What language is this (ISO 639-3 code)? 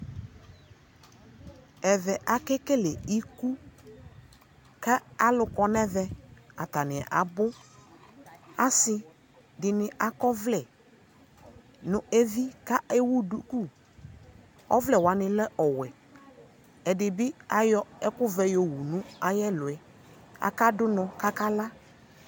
kpo